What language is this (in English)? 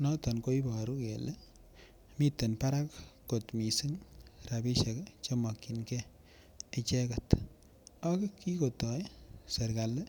Kalenjin